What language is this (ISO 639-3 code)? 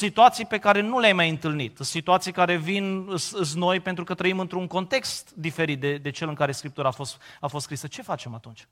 ron